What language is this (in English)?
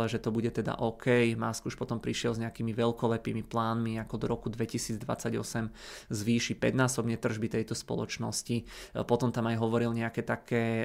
Czech